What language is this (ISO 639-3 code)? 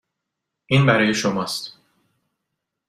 fas